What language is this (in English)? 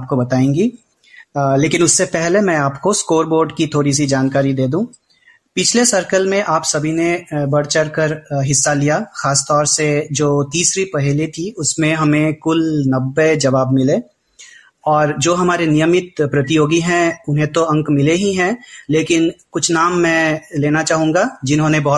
Hindi